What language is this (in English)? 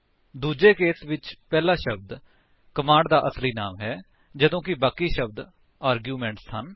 Punjabi